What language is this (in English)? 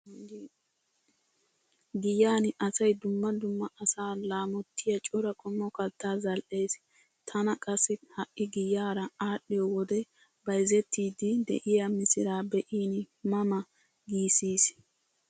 Wolaytta